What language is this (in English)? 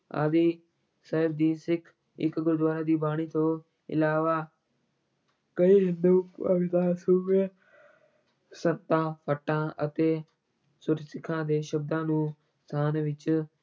Punjabi